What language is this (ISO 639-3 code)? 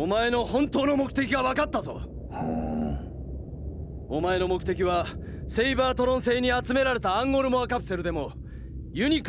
jpn